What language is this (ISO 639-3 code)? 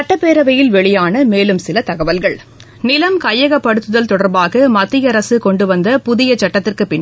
tam